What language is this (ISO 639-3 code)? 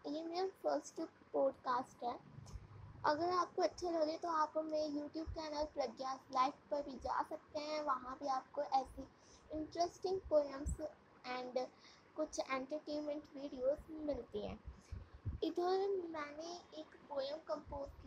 hin